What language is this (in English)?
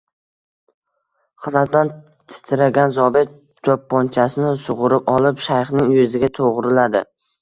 Uzbek